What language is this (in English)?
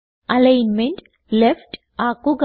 Malayalam